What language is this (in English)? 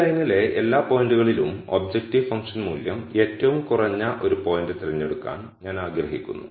Malayalam